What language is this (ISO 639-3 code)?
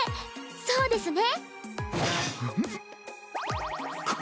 jpn